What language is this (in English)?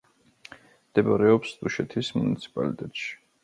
Georgian